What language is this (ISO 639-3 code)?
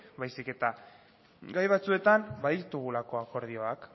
eus